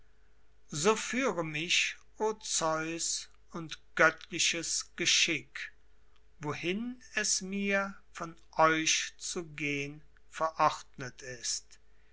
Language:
German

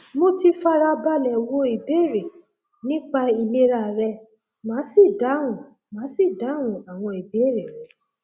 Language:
Yoruba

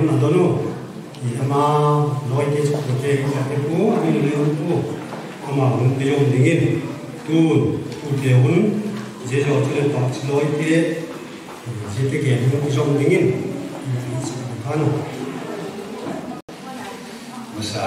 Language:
Arabic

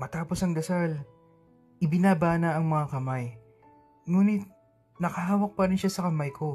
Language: Filipino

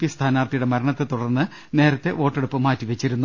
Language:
Malayalam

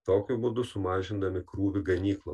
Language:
Lithuanian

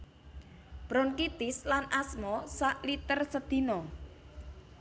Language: Javanese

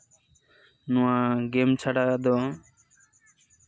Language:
Santali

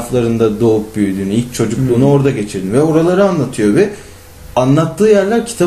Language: Turkish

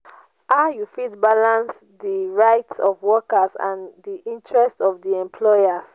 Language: Nigerian Pidgin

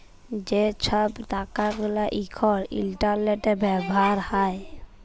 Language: Bangla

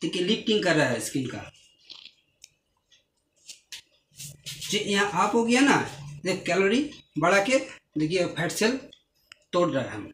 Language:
Hindi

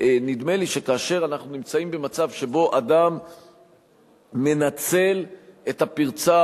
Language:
Hebrew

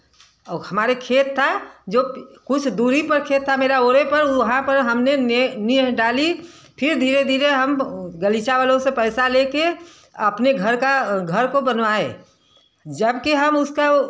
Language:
Hindi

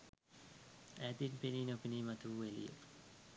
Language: Sinhala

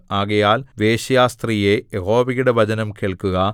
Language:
Malayalam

